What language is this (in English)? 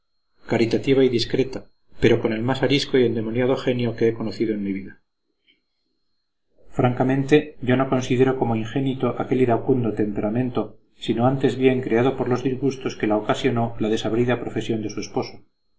Spanish